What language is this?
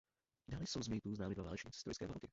Czech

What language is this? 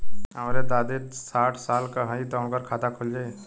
Bhojpuri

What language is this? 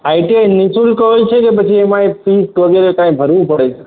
Gujarati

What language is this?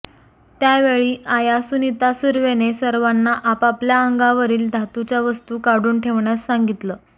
Marathi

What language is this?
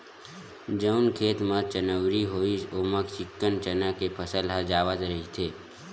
Chhattisgarhi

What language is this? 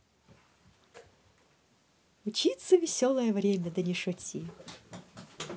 Russian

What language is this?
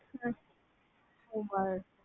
Punjabi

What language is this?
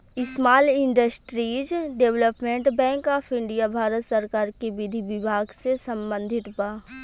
Bhojpuri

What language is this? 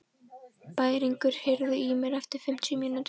Icelandic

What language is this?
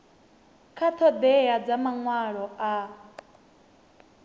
Venda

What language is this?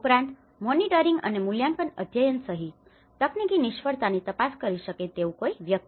Gujarati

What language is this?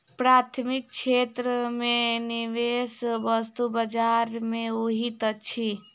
Maithili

